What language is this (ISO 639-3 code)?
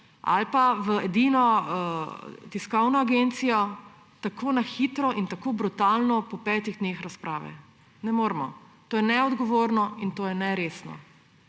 slv